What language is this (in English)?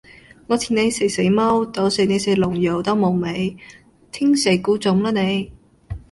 Cantonese